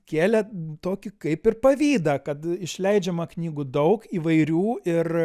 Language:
Lithuanian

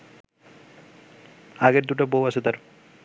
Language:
Bangla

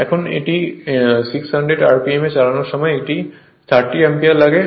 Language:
Bangla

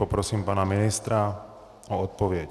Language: Czech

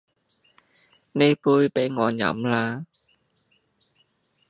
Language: Cantonese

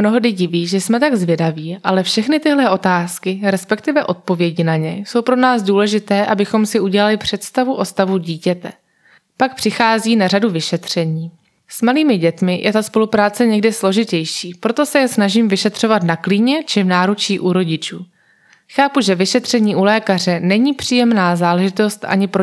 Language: Czech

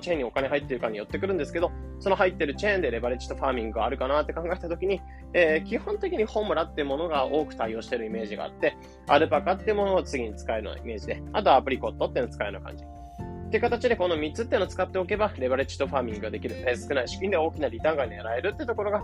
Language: Japanese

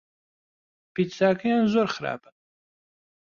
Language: Central Kurdish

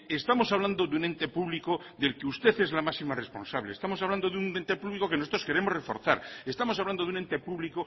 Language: Spanish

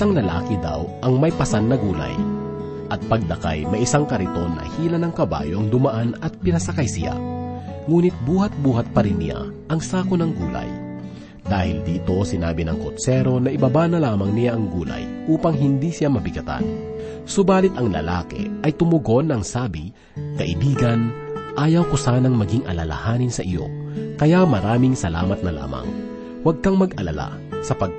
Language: Filipino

